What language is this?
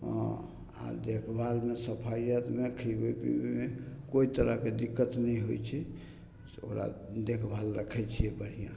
Maithili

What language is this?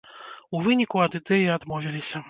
Belarusian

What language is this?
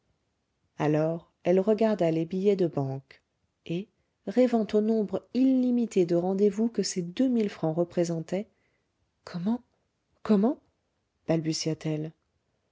French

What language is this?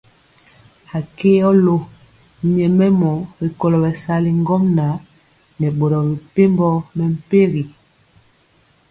Mpiemo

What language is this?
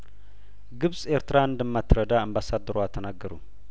Amharic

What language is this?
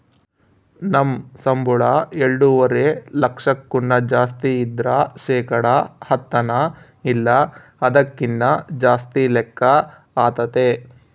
Kannada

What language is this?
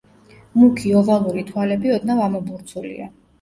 Georgian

